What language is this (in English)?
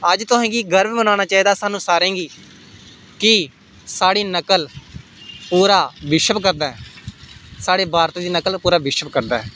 Dogri